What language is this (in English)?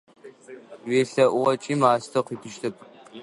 Adyghe